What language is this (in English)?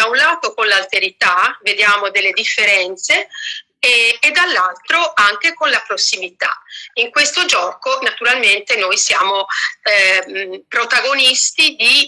Italian